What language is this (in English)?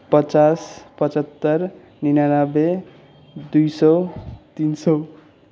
Nepali